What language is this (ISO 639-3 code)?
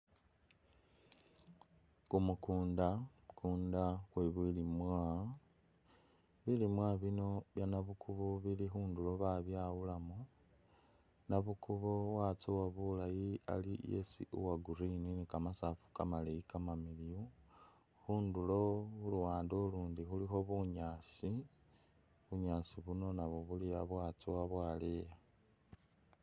myx